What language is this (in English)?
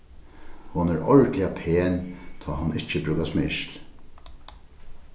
Faroese